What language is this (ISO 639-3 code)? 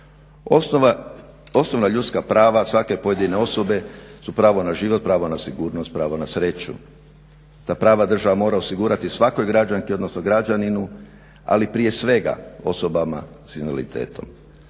hrv